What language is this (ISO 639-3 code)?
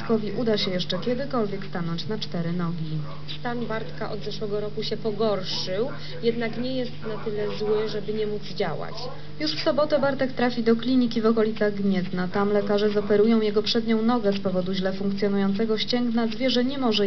pol